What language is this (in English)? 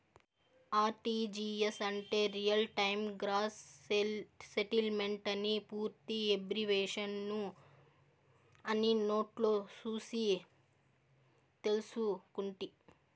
Telugu